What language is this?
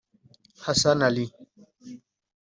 Kinyarwanda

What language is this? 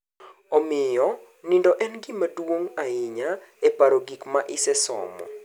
Luo (Kenya and Tanzania)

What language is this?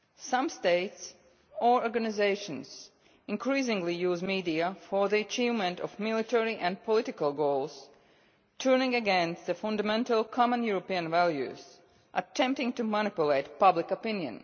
English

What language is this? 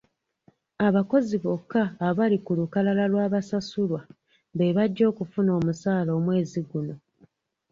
Ganda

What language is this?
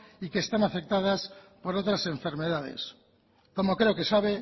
Spanish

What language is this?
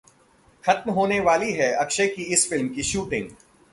Hindi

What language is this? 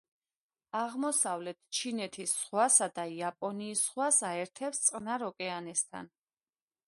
Georgian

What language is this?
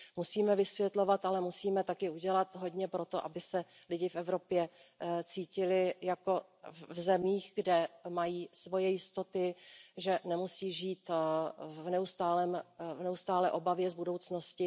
Czech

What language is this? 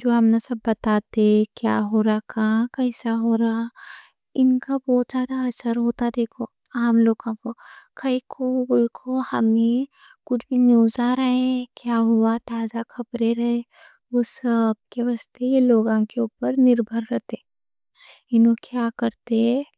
Deccan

